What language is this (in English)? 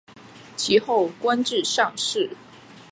Chinese